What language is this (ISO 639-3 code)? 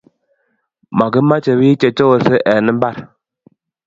kln